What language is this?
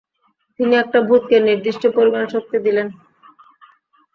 Bangla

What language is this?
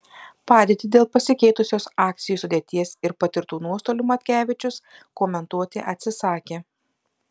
Lithuanian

